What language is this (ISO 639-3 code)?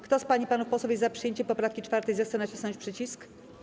pol